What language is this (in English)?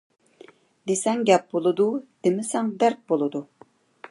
Uyghur